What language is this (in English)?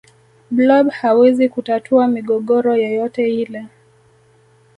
Swahili